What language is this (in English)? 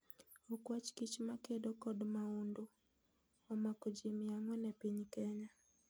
Luo (Kenya and Tanzania)